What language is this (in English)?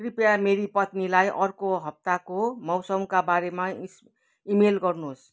Nepali